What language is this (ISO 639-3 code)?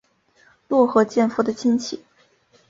zho